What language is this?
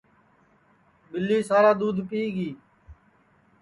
Sansi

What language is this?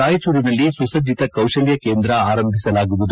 Kannada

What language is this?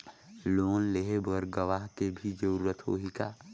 Chhattisgarhi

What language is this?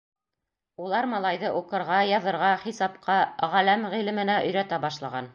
Bashkir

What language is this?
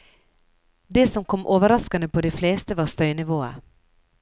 Norwegian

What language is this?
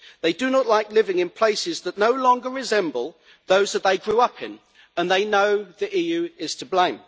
English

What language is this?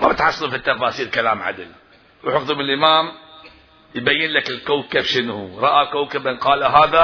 Arabic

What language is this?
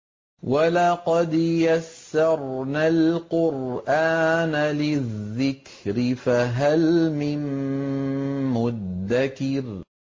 Arabic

